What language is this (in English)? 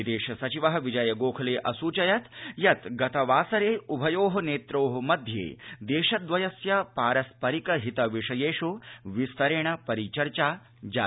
Sanskrit